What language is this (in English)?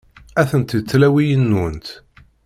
Kabyle